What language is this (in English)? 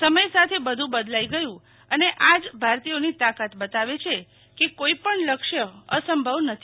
Gujarati